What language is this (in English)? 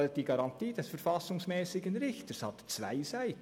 Swiss German